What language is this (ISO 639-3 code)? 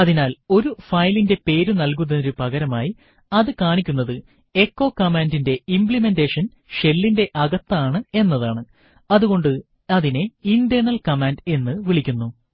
mal